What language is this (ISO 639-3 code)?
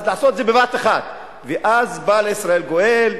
heb